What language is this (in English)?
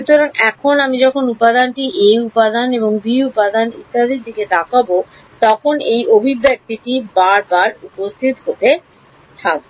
Bangla